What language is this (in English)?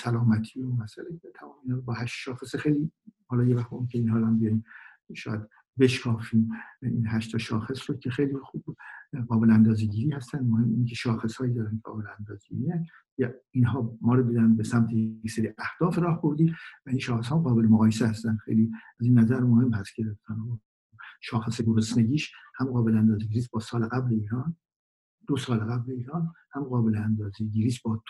Persian